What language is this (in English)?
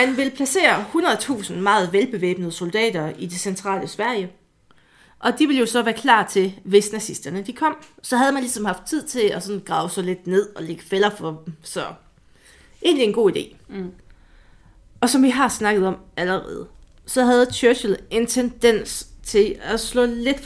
Danish